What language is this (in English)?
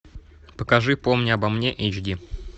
Russian